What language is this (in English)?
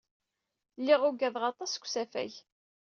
Kabyle